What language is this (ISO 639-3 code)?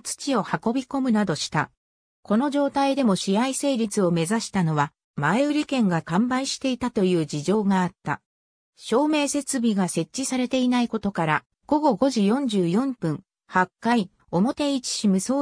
jpn